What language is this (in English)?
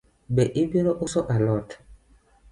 Luo (Kenya and Tanzania)